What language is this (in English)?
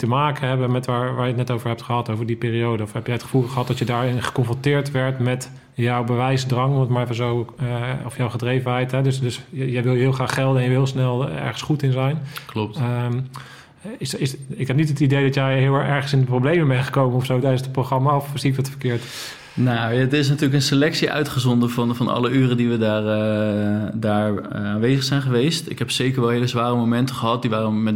Dutch